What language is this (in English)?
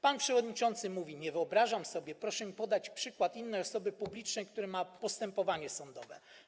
Polish